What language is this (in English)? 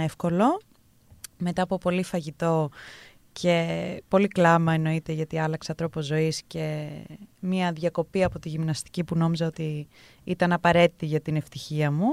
Greek